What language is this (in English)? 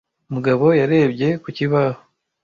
Kinyarwanda